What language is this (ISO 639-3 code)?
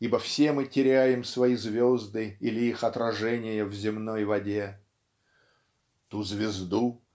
rus